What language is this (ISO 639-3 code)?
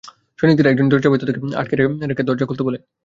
ben